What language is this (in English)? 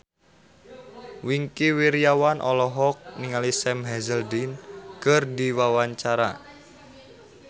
Sundanese